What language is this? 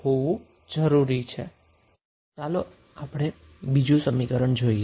Gujarati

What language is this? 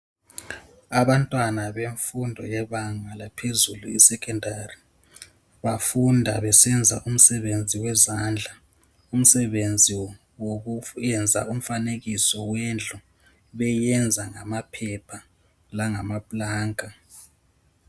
North Ndebele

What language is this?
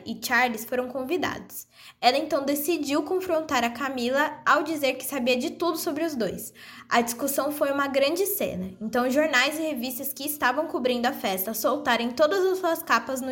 Portuguese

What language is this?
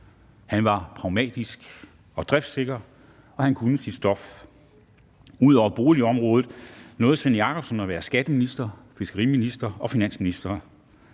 Danish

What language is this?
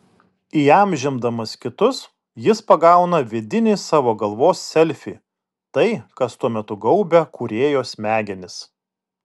Lithuanian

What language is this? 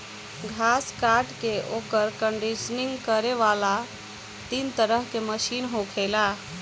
Bhojpuri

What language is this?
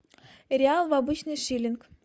Russian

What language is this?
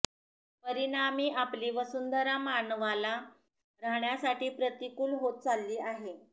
Marathi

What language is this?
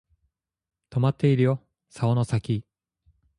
Japanese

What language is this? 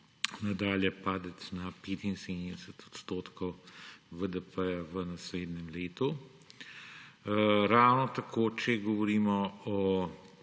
Slovenian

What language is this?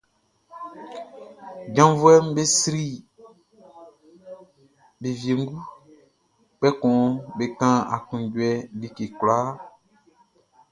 Baoulé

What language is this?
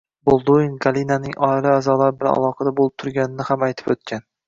Uzbek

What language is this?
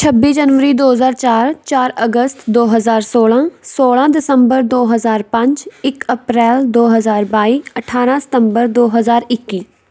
Punjabi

